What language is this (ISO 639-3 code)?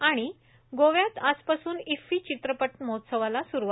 mar